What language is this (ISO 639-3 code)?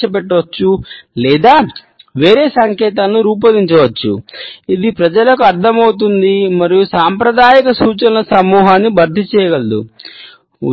tel